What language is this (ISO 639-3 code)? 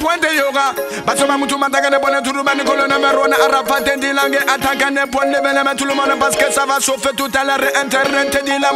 fra